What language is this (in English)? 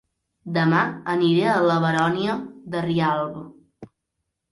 Catalan